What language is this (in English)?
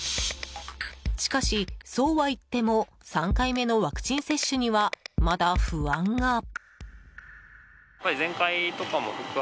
Japanese